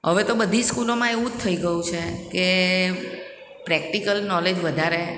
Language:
Gujarati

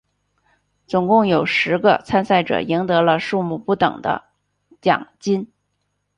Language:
Chinese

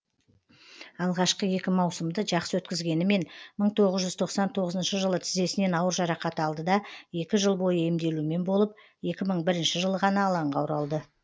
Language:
Kazakh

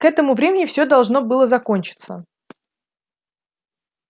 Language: Russian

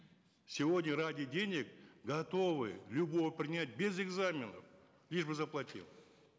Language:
Kazakh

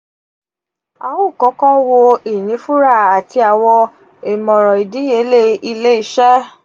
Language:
Yoruba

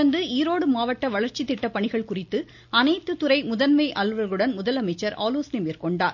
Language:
Tamil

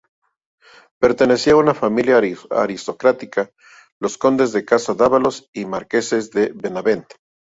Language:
Spanish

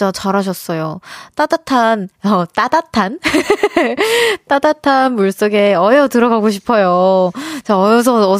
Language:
Korean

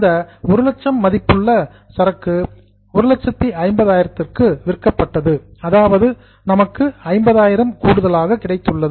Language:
Tamil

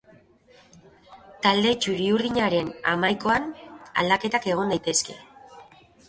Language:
Basque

